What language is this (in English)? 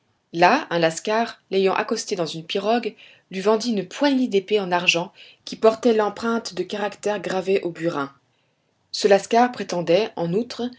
French